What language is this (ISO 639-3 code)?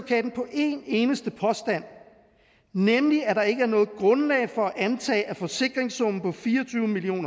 dan